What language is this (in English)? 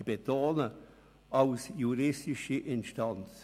Swiss German